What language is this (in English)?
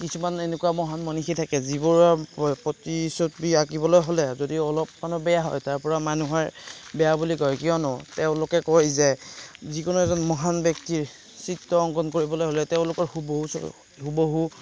Assamese